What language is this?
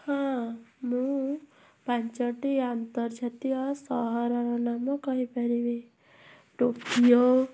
Odia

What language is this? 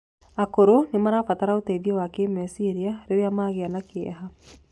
Kikuyu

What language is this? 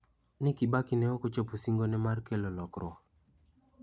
Luo (Kenya and Tanzania)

